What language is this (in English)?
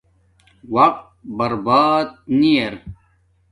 Domaaki